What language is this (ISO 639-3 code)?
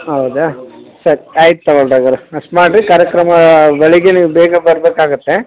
kan